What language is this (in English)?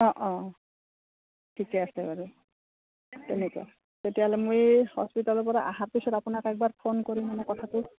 Assamese